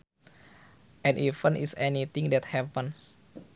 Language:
Sundanese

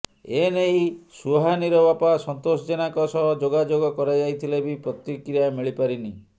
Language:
Odia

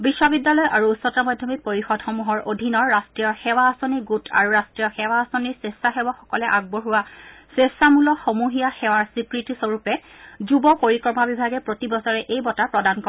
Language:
Assamese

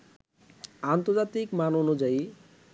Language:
Bangla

